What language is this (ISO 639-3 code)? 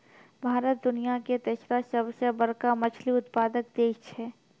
mai